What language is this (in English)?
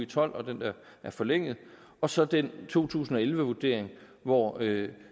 Danish